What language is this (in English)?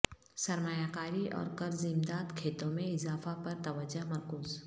Urdu